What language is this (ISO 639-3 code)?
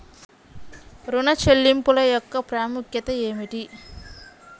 tel